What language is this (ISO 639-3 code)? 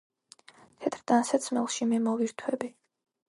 kat